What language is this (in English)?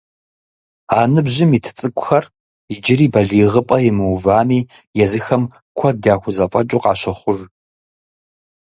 Kabardian